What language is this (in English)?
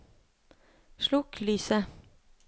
Norwegian